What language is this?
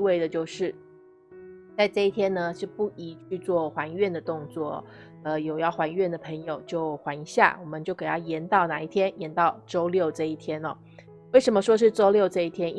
Chinese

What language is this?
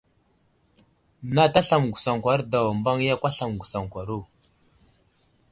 Wuzlam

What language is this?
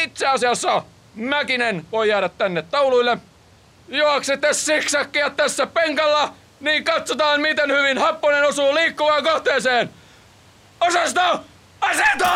Finnish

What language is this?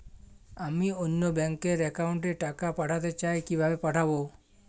Bangla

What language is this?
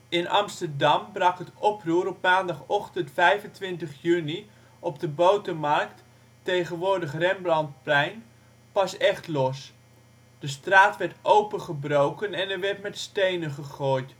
Dutch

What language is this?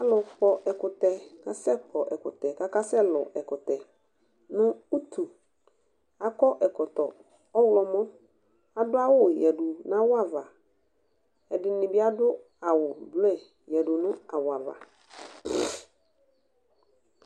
Ikposo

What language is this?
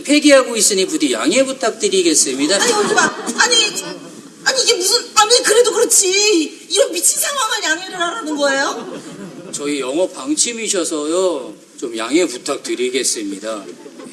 Korean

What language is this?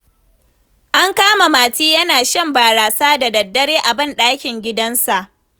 Hausa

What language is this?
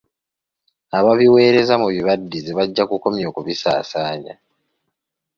Ganda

